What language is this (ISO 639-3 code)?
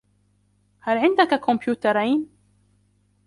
ara